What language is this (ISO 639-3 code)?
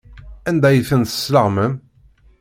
kab